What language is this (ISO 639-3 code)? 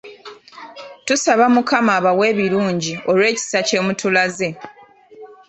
lug